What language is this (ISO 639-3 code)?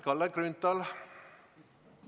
est